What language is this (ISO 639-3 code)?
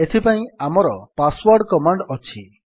ori